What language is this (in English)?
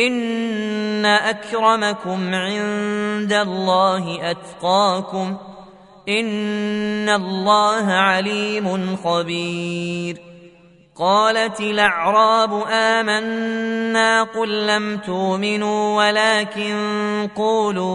Arabic